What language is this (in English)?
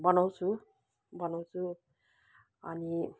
Nepali